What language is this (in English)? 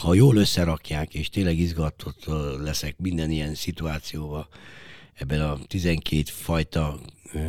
Hungarian